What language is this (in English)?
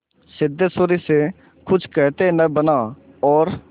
Hindi